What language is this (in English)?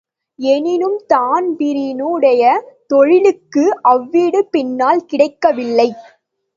Tamil